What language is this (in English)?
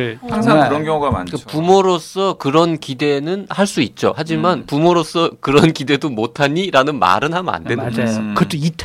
Korean